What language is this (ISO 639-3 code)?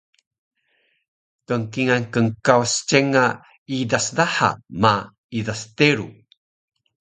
trv